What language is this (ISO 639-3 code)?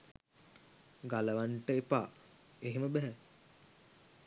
sin